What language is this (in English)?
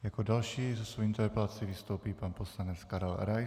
Czech